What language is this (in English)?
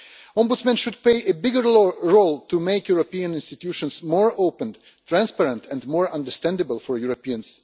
English